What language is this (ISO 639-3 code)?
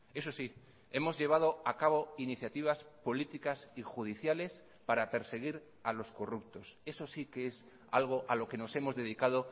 spa